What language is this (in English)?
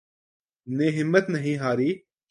Urdu